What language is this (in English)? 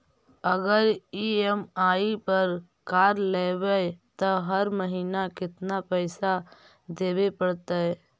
Magahi